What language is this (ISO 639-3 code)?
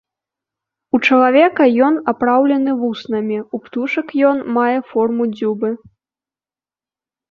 bel